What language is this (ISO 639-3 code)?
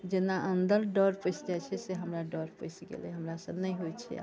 mai